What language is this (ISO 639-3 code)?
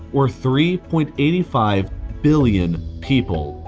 eng